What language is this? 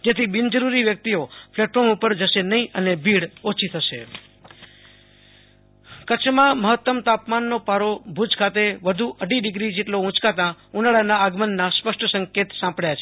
Gujarati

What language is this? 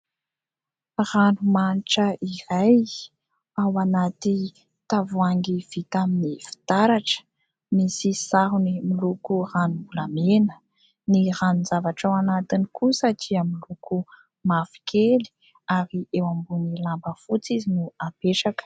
Malagasy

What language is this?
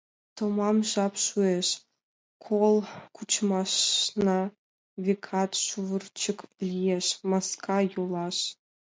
Mari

